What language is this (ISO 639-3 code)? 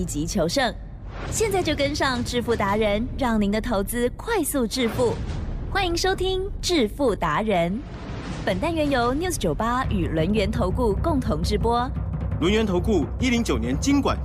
zho